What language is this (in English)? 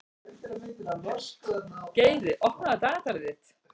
Icelandic